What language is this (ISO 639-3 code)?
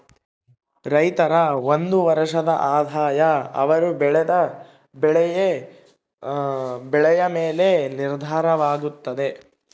kan